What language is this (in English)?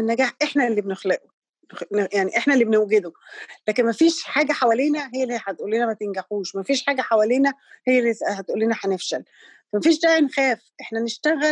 Arabic